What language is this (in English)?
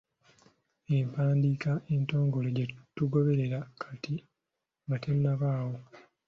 Ganda